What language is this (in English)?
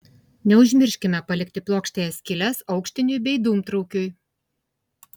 Lithuanian